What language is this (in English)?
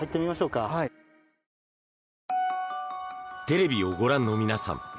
Japanese